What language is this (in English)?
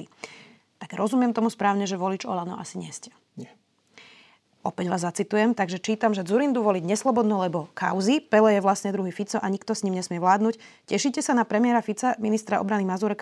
Slovak